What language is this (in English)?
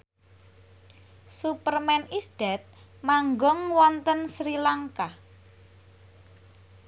Javanese